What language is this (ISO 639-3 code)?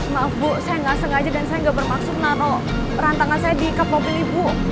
ind